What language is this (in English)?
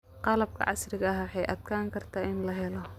Somali